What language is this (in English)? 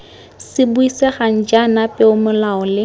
Tswana